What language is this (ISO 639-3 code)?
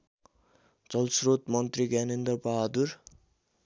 nep